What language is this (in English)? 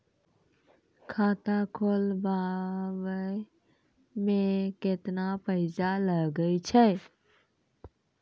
Maithili